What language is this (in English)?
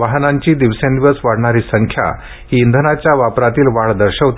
Marathi